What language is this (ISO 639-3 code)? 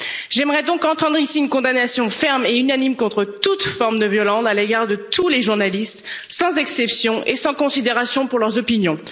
fra